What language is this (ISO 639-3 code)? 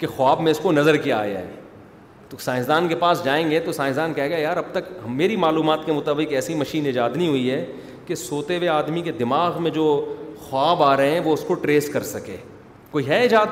urd